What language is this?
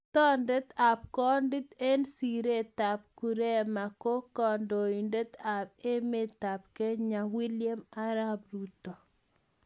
Kalenjin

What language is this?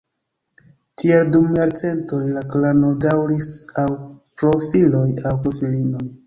Esperanto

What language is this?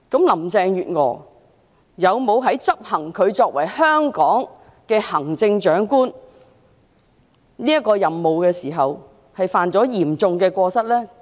Cantonese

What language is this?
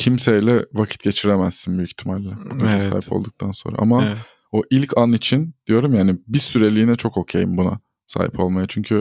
Turkish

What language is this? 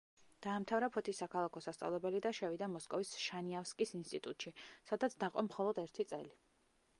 Georgian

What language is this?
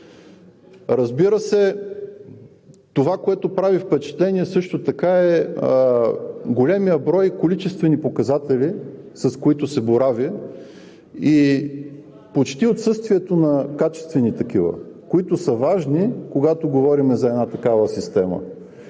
Bulgarian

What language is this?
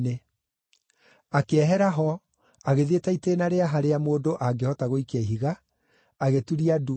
Kikuyu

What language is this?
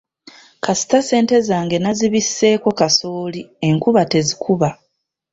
Ganda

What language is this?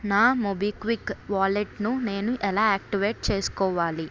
Telugu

